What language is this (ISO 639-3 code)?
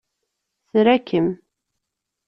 kab